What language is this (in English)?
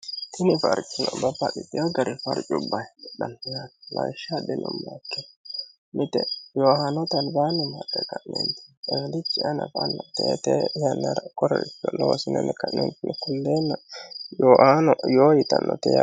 Sidamo